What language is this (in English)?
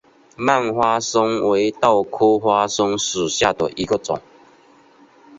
Chinese